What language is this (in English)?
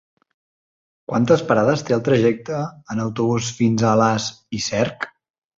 Catalan